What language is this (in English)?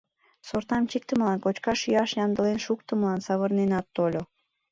Mari